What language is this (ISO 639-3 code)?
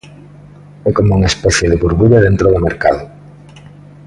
glg